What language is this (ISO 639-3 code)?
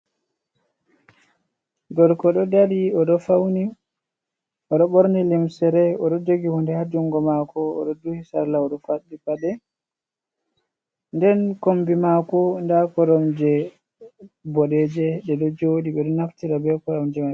ful